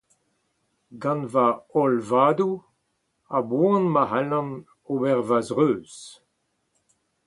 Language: Breton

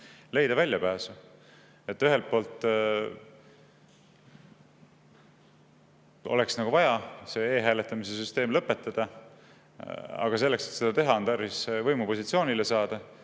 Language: Estonian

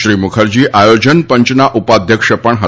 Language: Gujarati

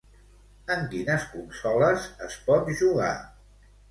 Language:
Catalan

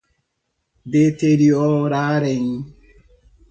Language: Portuguese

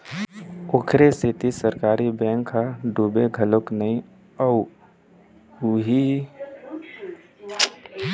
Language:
Chhattisgarhi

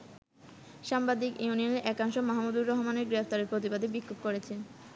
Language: Bangla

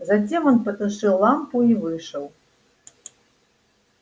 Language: Russian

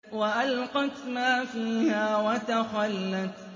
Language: Arabic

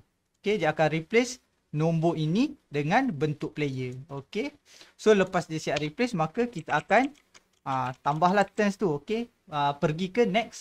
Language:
Malay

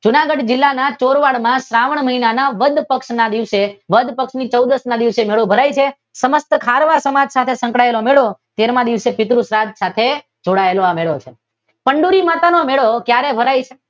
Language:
Gujarati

